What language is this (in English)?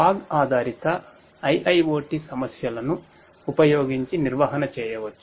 Telugu